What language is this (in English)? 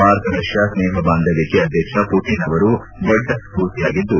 Kannada